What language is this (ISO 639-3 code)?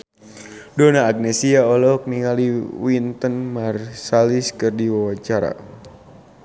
sun